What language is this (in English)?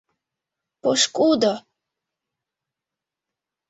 Mari